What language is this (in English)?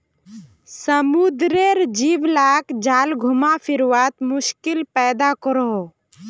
Magahi